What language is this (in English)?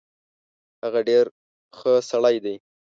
Pashto